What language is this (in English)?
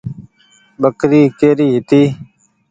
Goaria